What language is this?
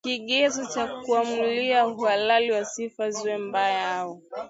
Swahili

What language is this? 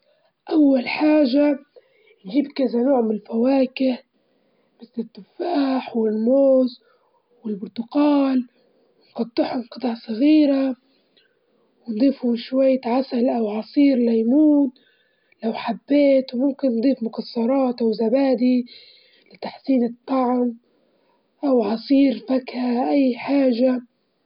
Libyan Arabic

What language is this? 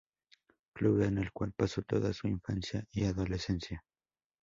Spanish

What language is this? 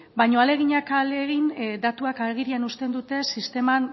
Basque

